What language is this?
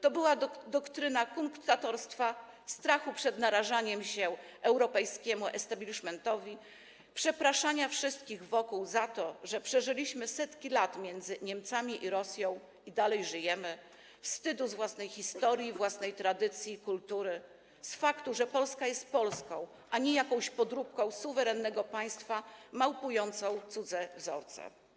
Polish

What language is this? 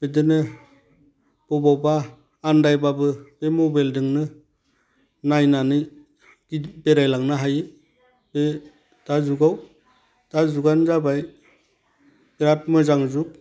Bodo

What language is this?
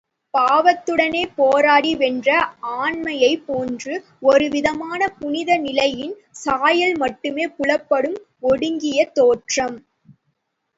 Tamil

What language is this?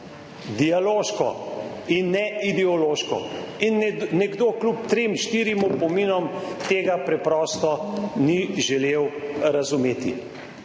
Slovenian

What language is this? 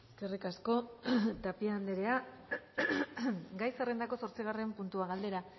Basque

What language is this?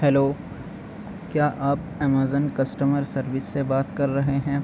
Urdu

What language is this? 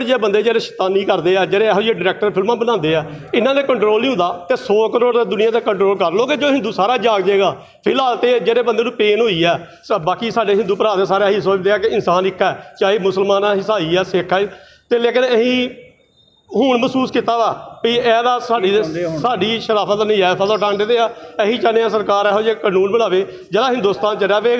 Hindi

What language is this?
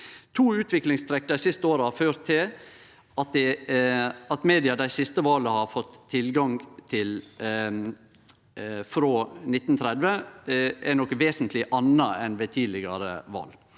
Norwegian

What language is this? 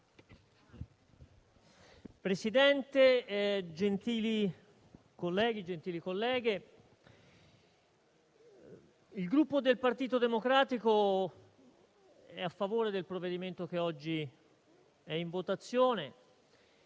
Italian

